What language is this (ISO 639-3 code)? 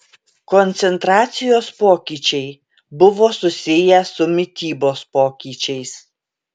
lit